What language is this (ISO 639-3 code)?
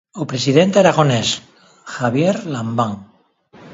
glg